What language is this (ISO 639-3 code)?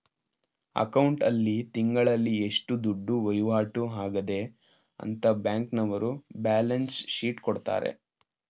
kan